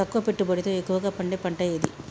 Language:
Telugu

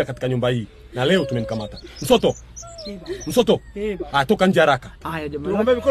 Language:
Swahili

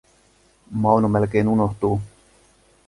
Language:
Finnish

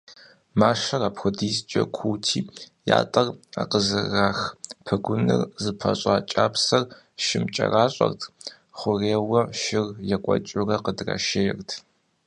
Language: Kabardian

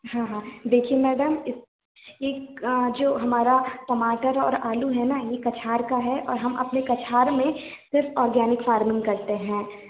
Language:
Hindi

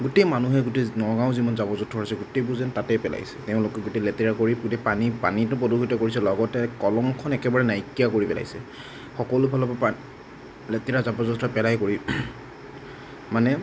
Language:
Assamese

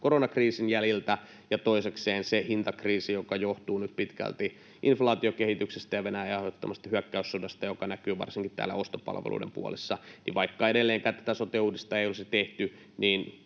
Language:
Finnish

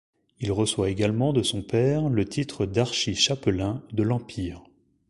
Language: French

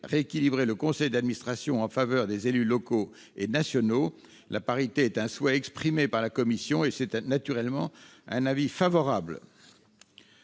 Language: French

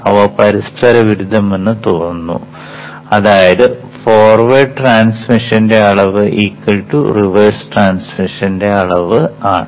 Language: Malayalam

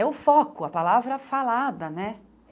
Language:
Portuguese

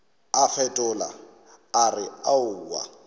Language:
Northern Sotho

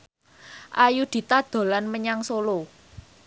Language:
Javanese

